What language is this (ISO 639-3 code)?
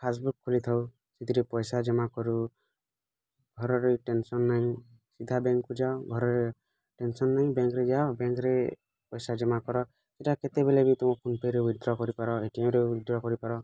ori